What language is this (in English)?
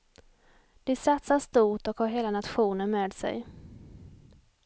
Swedish